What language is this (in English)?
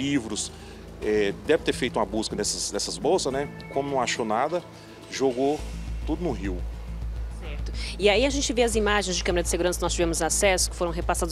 Portuguese